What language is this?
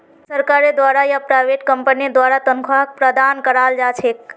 Magahi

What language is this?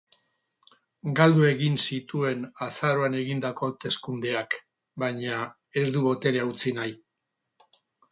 Basque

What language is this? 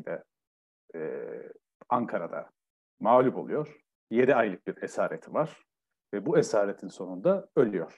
Turkish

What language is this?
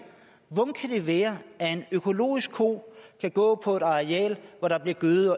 Danish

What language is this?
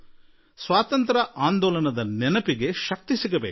Kannada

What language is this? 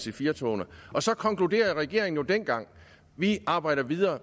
Danish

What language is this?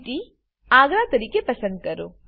Gujarati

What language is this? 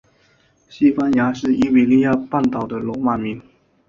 Chinese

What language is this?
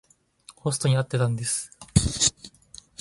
Japanese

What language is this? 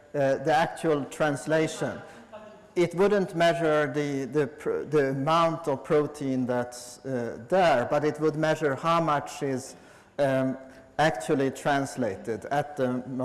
English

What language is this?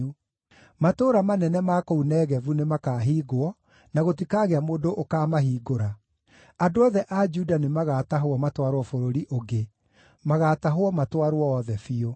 Kikuyu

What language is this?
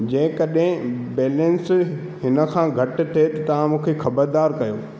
Sindhi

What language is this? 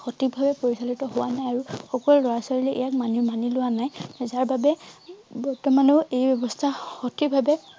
Assamese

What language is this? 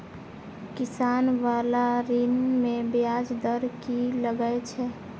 Maithili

